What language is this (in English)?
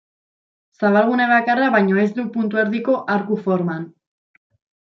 Basque